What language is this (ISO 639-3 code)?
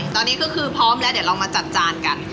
tha